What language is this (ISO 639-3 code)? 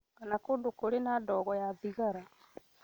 kik